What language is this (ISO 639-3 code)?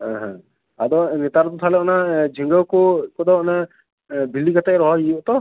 sat